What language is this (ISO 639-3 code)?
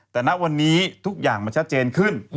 tha